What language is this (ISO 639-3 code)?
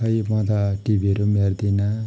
nep